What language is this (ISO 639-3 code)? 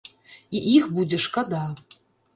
bel